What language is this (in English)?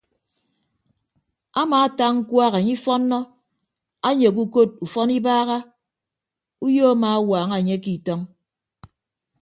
Ibibio